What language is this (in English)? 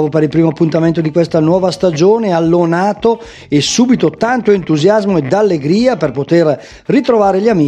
Italian